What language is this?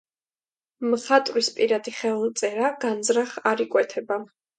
Georgian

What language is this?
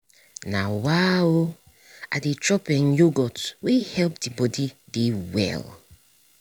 Nigerian Pidgin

